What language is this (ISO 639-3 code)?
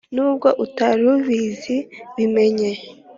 kin